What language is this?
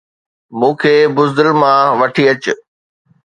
Sindhi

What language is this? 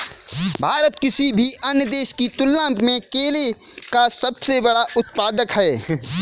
Hindi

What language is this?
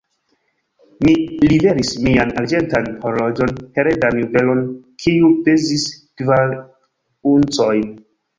Esperanto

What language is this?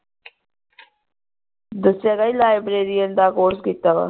Punjabi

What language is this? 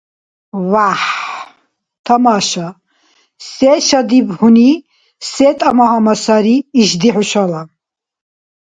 Dargwa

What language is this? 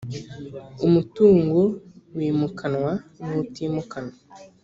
Kinyarwanda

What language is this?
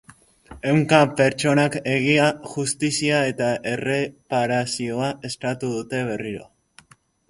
Basque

